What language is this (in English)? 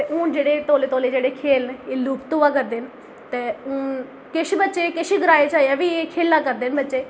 Dogri